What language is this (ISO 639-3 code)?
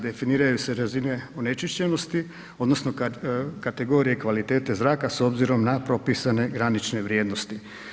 hrv